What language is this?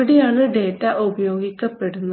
Malayalam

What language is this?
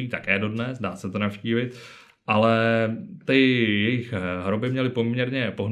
Czech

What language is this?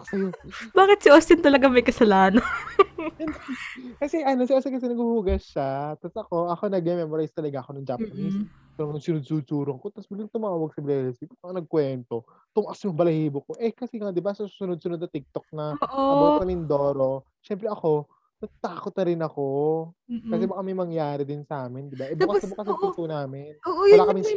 Filipino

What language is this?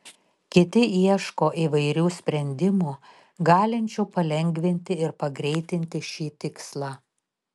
Lithuanian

